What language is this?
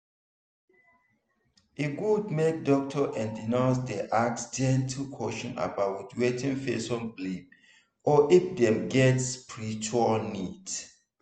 Nigerian Pidgin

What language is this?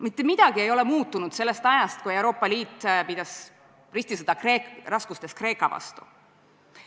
Estonian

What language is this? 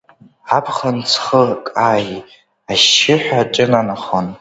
Abkhazian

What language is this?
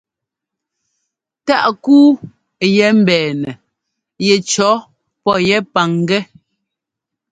Ngomba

